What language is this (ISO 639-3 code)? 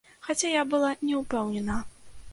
bel